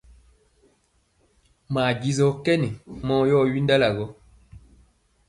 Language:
Mpiemo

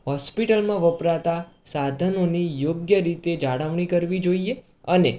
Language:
Gujarati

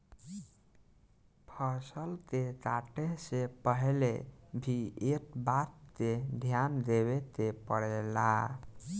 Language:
Bhojpuri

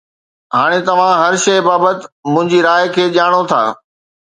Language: Sindhi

